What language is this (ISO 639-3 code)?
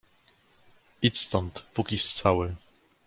pol